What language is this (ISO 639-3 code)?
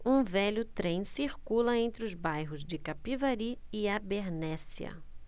por